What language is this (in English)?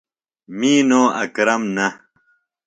Phalura